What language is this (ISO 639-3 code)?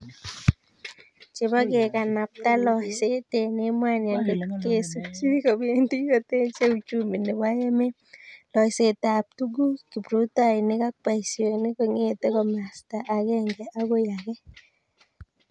kln